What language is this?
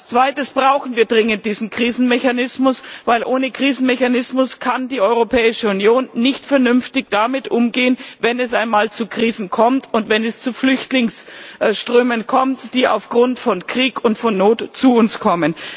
German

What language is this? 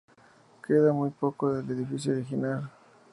Spanish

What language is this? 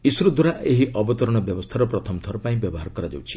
Odia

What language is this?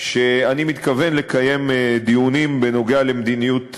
Hebrew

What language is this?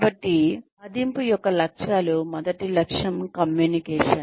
Telugu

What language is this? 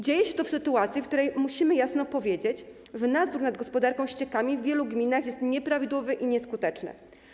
Polish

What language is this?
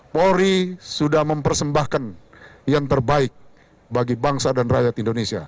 Indonesian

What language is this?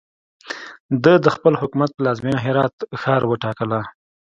Pashto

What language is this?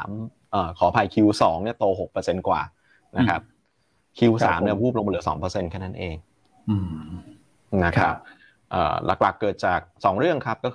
Thai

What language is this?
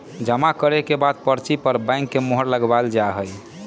Magahi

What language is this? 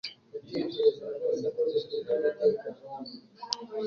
Kinyarwanda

